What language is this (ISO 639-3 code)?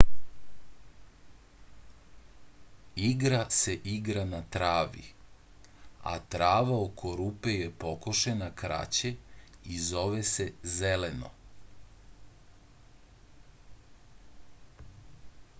srp